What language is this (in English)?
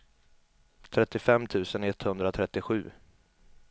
Swedish